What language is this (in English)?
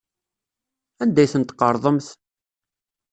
Kabyle